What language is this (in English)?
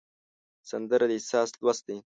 Pashto